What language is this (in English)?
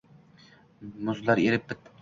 Uzbek